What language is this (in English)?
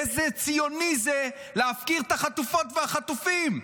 Hebrew